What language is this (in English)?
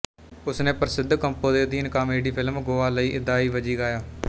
Punjabi